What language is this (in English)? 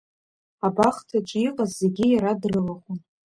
Abkhazian